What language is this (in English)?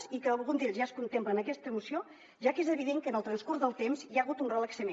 Catalan